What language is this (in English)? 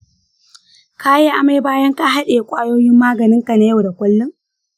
Hausa